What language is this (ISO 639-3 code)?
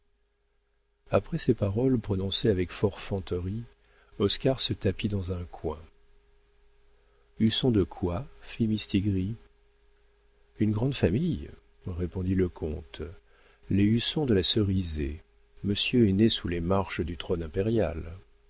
fra